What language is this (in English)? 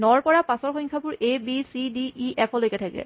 Assamese